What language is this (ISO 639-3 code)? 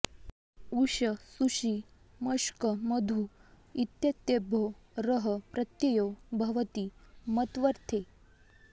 san